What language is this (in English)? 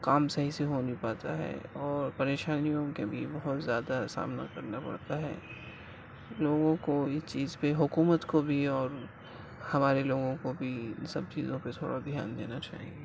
Urdu